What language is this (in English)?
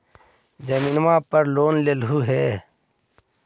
Magahi